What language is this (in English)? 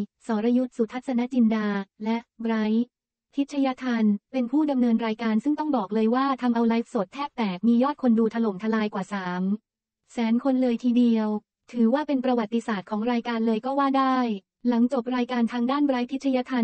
Thai